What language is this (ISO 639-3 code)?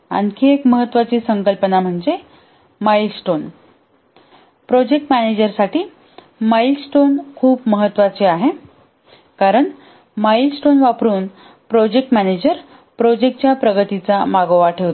mar